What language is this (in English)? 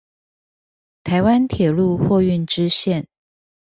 Chinese